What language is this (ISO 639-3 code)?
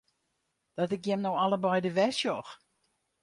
fry